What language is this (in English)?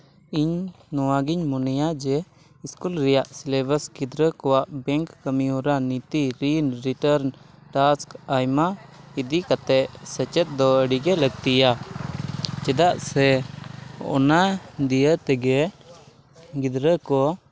Santali